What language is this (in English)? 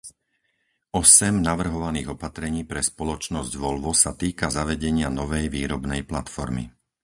Slovak